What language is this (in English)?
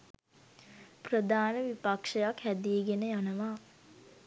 Sinhala